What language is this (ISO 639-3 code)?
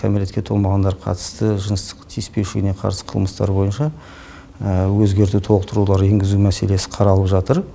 kaz